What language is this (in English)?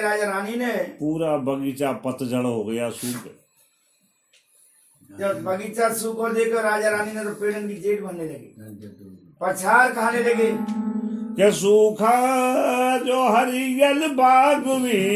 Hindi